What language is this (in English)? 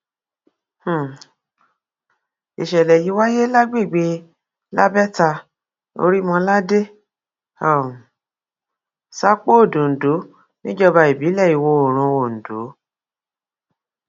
Yoruba